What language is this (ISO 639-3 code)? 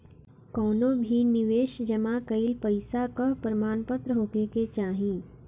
bho